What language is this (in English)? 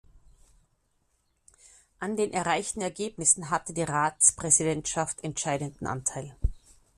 German